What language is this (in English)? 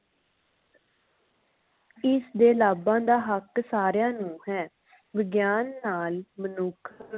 Punjabi